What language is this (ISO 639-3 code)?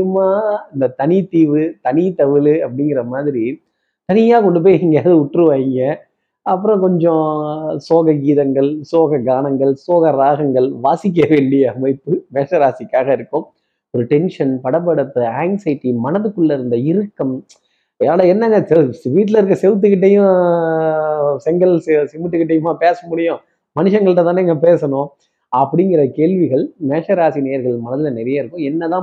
tam